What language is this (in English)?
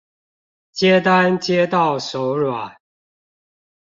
Chinese